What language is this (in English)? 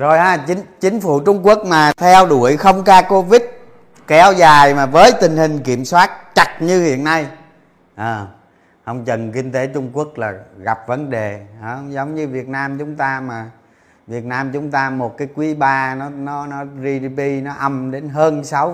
Vietnamese